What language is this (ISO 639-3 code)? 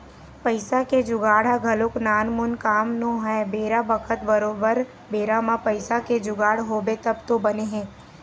hne